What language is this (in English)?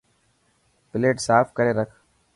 Dhatki